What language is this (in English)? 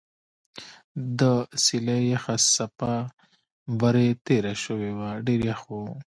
Pashto